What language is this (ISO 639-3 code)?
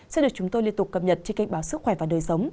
vie